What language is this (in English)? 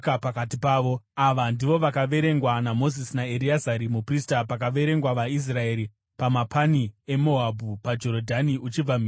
Shona